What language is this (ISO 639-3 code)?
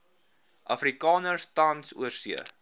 afr